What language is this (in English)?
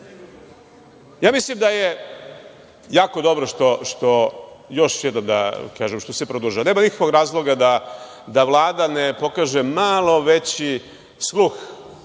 Serbian